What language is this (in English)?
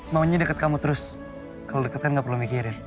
Indonesian